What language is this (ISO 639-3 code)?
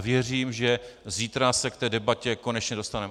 ces